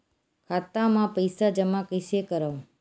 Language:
Chhattisgarhi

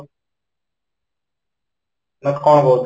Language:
Odia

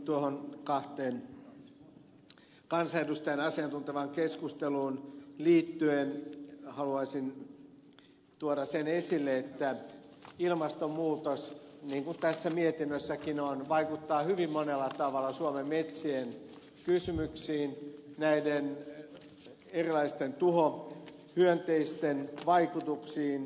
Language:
Finnish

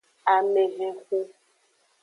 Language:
Aja (Benin)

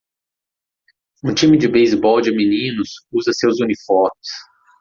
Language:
Portuguese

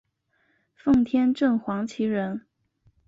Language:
Chinese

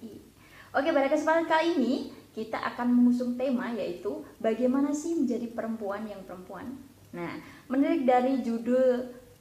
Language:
Indonesian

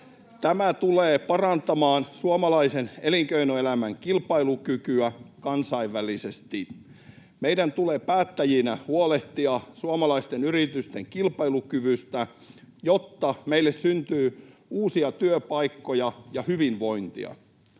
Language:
Finnish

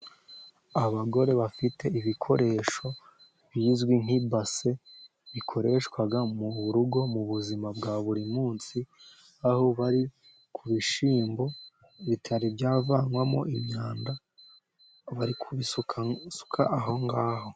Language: Kinyarwanda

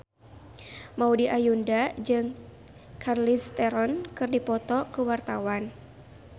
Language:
Sundanese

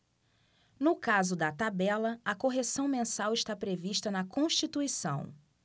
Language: Portuguese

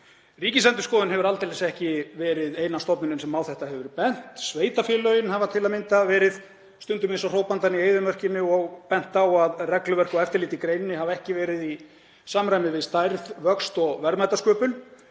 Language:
Icelandic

